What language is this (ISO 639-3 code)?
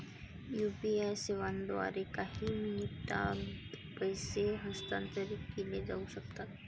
mar